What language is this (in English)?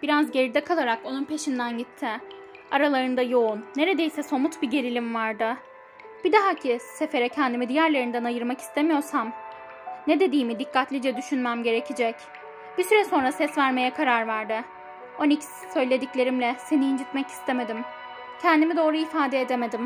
Turkish